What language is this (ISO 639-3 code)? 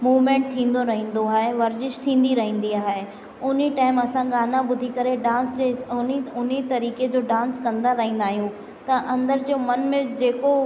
snd